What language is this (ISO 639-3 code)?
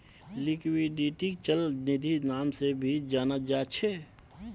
mag